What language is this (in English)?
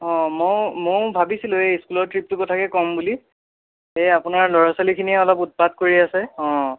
Assamese